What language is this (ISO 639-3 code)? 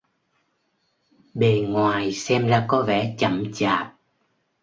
vie